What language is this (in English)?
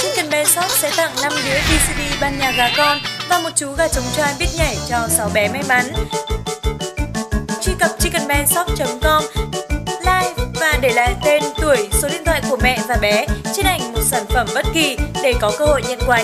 Vietnamese